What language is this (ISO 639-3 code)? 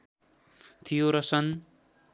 nep